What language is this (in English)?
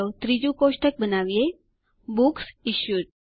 Gujarati